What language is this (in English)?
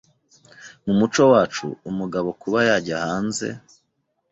Kinyarwanda